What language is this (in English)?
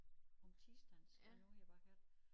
Danish